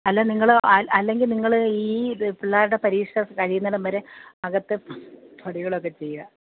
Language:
Malayalam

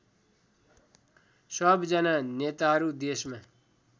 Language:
Nepali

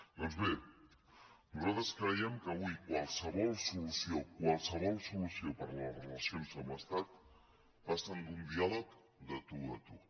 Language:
Catalan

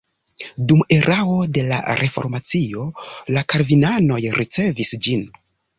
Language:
Esperanto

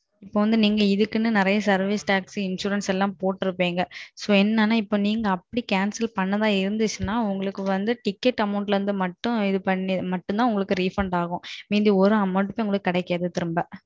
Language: Tamil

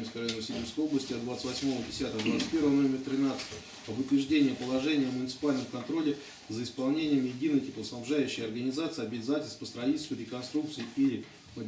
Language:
Russian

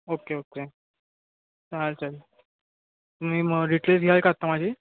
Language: Marathi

